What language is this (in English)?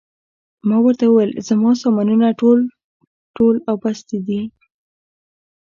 Pashto